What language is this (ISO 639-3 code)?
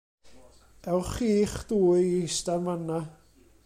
cym